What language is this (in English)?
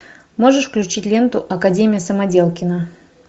Russian